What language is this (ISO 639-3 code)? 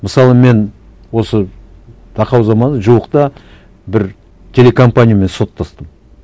kaz